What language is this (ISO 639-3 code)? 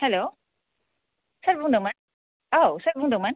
brx